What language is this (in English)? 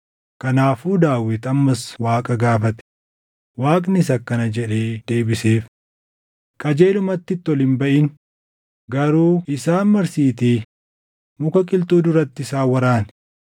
Oromo